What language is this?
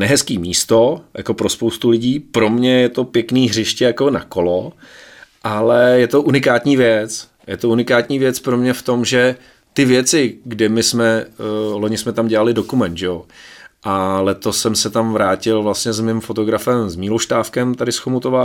Czech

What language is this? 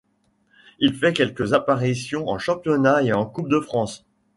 French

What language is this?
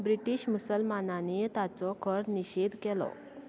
Konkani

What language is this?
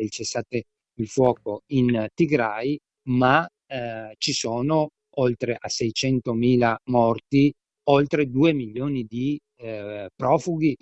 Italian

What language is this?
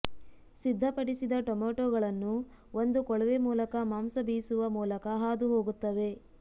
Kannada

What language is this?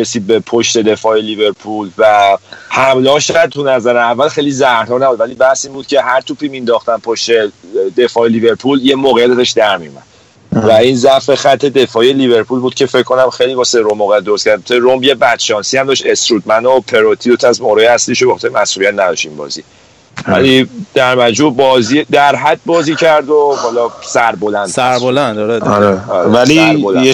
Persian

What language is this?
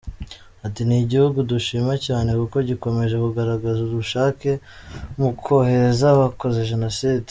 Kinyarwanda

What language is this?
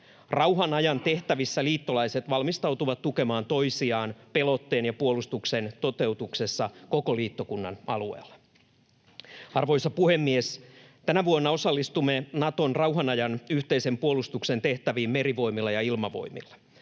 Finnish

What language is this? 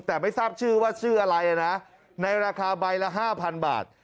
Thai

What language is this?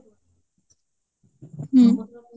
Odia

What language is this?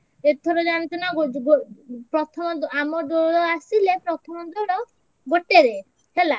Odia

